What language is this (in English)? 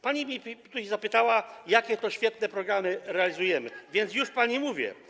Polish